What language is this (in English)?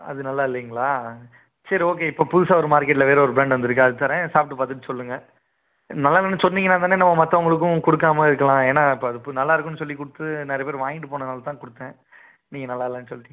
Tamil